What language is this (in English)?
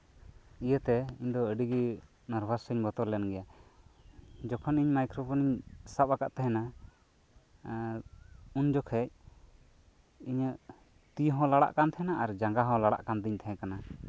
Santali